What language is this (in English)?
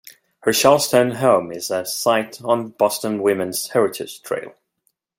English